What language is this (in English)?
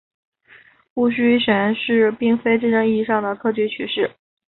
Chinese